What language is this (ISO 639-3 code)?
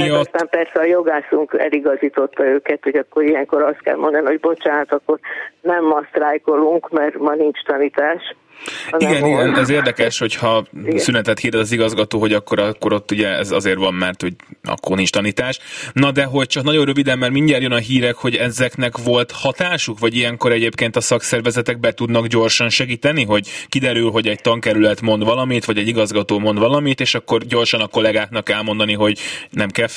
hun